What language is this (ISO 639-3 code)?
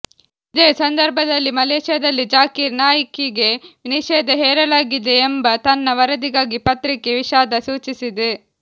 kan